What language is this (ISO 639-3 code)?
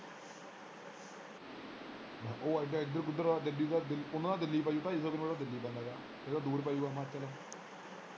pan